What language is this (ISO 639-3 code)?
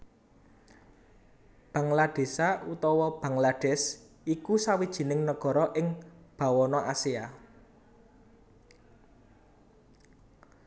jav